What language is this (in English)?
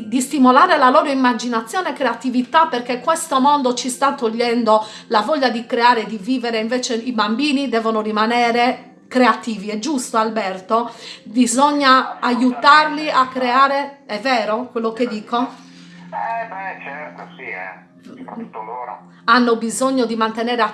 Italian